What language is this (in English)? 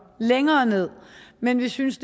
Danish